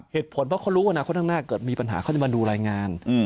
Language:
Thai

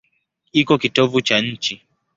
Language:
Swahili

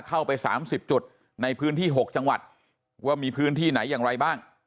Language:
Thai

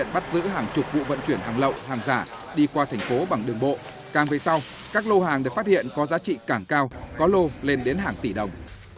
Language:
Vietnamese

